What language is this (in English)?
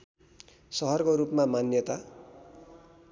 Nepali